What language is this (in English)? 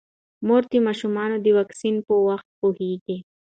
Pashto